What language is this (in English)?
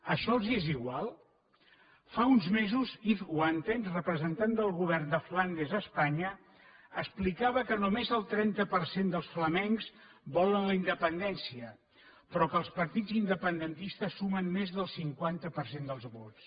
Catalan